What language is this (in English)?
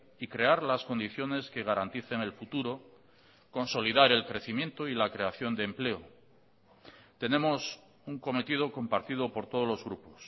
Spanish